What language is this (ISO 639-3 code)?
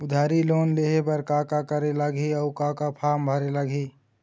hne